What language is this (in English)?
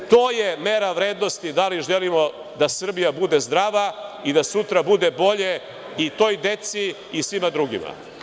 Serbian